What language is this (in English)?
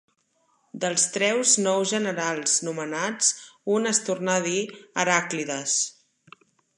Catalan